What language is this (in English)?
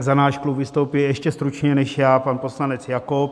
Czech